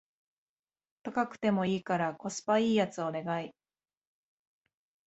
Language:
Japanese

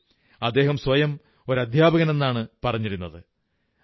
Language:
Malayalam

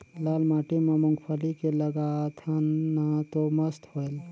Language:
Chhattisgarhi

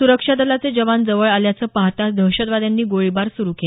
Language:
Marathi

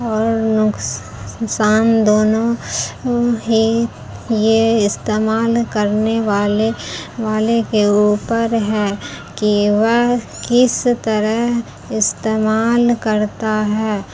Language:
Urdu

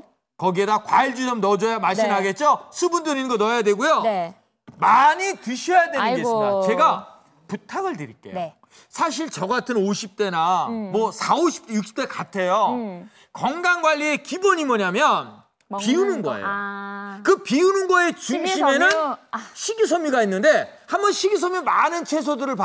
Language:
Korean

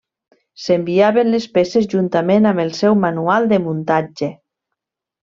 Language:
Catalan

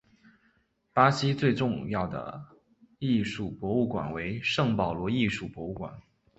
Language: Chinese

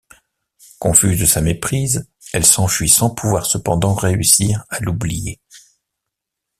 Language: French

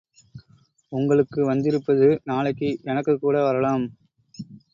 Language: Tamil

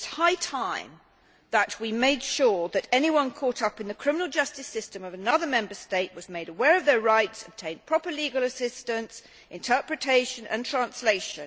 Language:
English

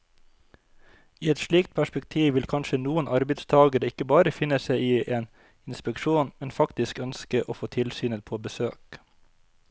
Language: Norwegian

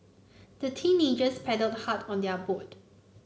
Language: English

